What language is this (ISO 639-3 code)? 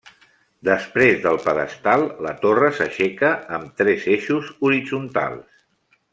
cat